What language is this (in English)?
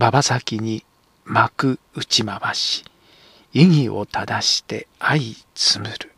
Japanese